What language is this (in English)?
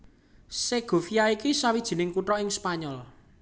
Javanese